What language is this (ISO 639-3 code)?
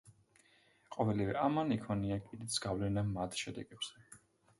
kat